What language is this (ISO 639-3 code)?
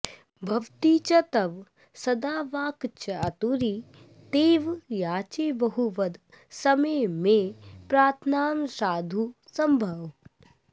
san